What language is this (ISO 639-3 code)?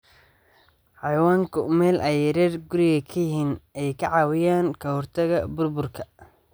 som